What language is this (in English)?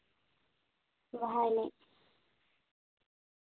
Santali